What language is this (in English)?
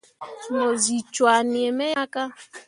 Mundang